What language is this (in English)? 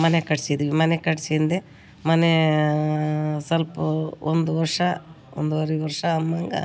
Kannada